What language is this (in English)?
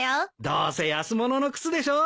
Japanese